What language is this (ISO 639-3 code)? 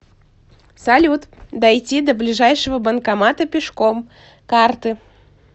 rus